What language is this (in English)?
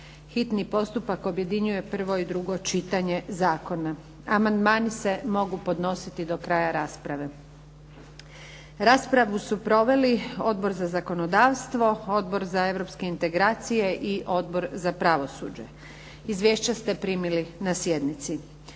Croatian